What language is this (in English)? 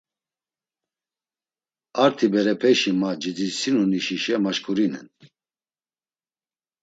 Laz